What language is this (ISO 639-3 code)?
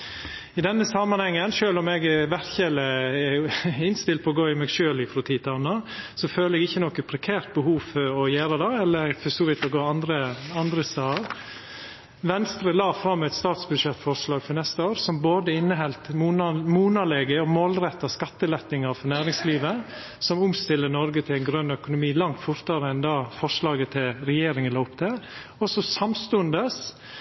nno